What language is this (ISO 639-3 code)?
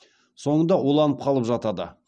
kaz